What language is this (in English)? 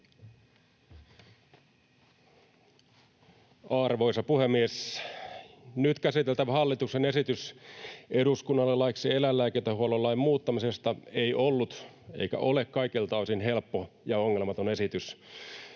Finnish